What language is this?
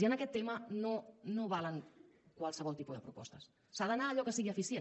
Catalan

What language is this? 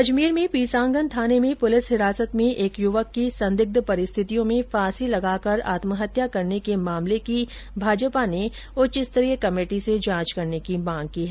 Hindi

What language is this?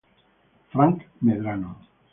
Italian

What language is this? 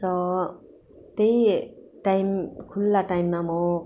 Nepali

